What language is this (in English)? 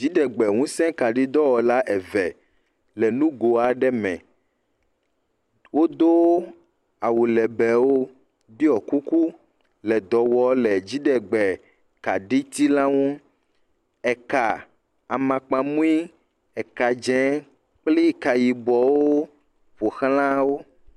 Ewe